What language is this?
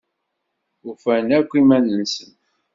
Kabyle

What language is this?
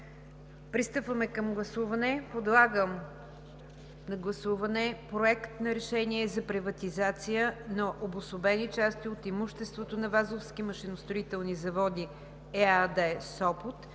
Bulgarian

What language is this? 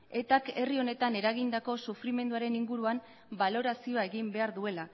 Basque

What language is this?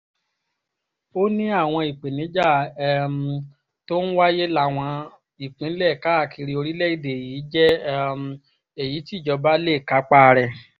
Yoruba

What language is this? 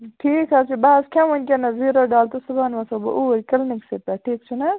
Kashmiri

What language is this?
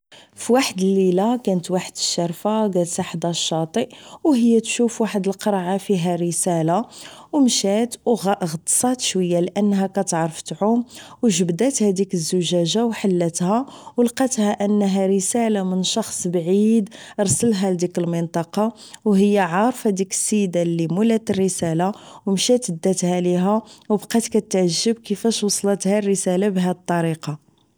Moroccan Arabic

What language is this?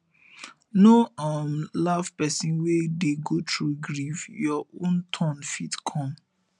Nigerian Pidgin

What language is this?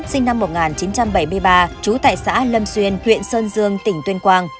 Vietnamese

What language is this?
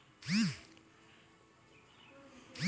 Maithili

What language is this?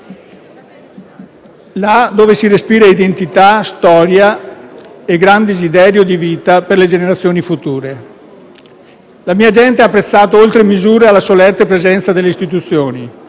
Italian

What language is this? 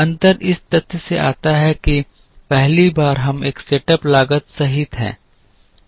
Hindi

